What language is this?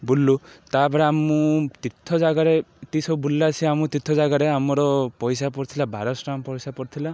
Odia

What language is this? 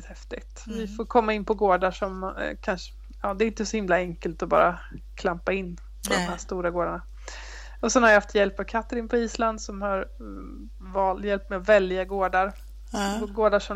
Swedish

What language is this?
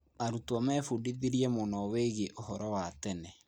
Kikuyu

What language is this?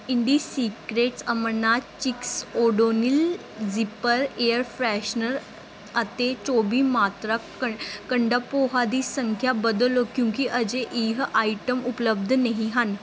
Punjabi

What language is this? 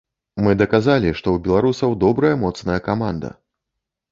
Belarusian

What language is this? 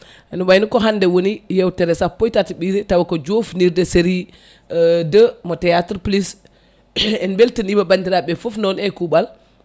Fula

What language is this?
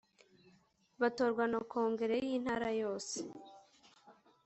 Kinyarwanda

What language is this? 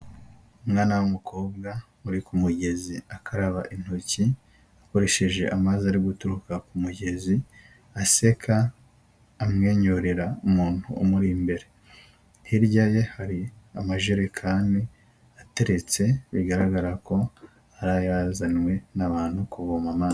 Kinyarwanda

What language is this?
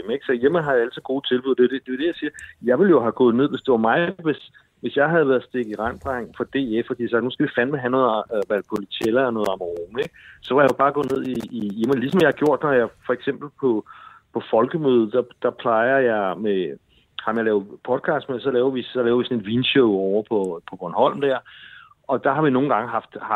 Danish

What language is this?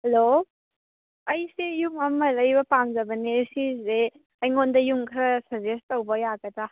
Manipuri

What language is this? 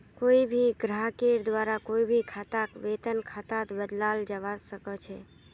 Magahi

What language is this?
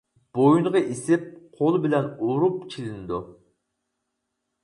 Uyghur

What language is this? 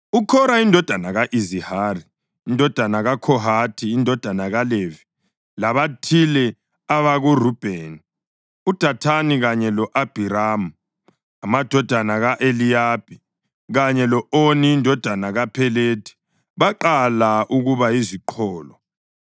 North Ndebele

